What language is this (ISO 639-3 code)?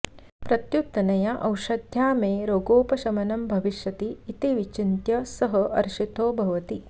san